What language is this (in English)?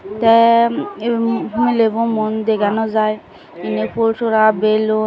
Chakma